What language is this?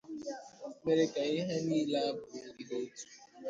Igbo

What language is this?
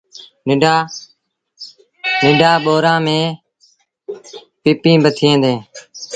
Sindhi Bhil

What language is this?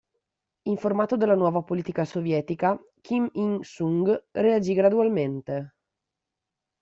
Italian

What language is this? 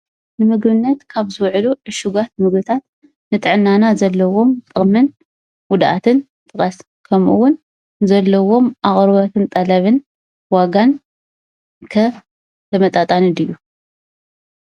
Tigrinya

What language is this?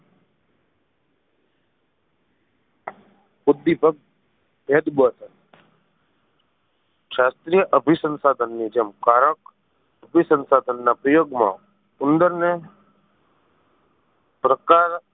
Gujarati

